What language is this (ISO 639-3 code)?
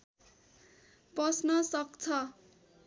nep